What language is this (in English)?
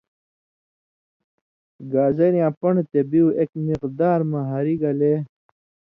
Indus Kohistani